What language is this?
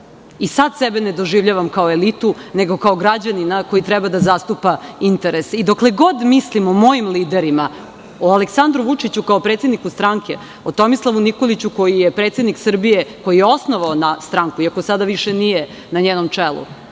Serbian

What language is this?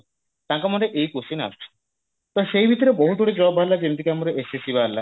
Odia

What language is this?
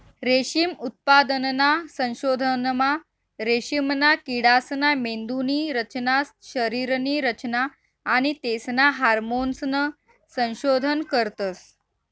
Marathi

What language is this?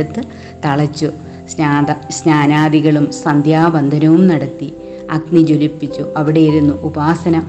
Malayalam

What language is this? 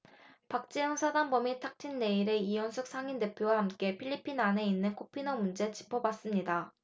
Korean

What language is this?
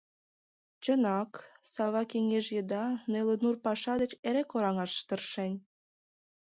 Mari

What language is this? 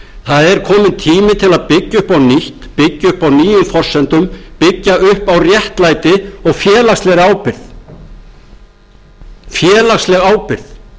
Icelandic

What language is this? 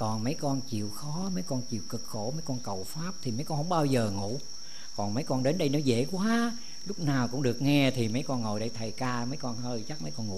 Vietnamese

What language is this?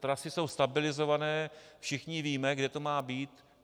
Czech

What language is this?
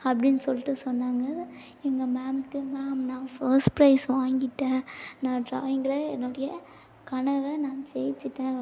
Tamil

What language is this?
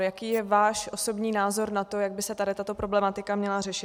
Czech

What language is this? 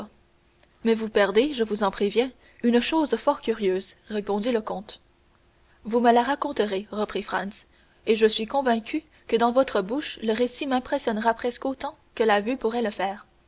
French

